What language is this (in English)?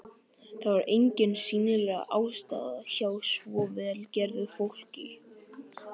Icelandic